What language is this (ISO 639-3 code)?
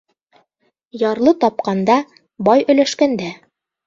bak